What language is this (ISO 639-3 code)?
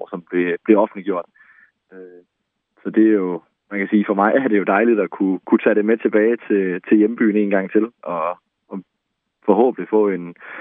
dan